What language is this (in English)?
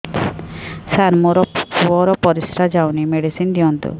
Odia